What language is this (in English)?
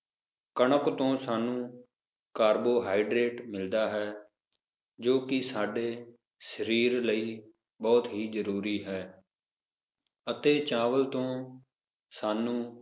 Punjabi